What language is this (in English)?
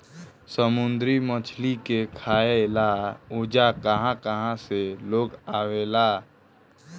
Bhojpuri